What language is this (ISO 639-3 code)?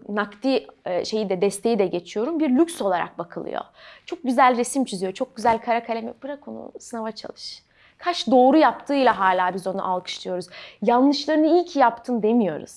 tur